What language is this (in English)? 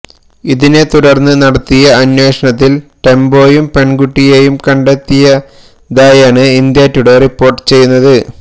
Malayalam